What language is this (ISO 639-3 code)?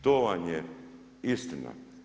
hrv